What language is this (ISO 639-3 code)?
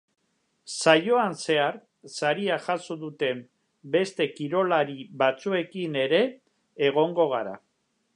eus